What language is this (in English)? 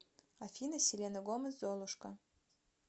Russian